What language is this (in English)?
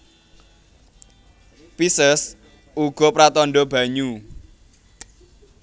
Javanese